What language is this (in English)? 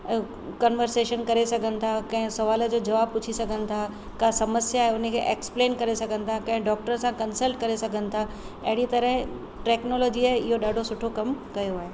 Sindhi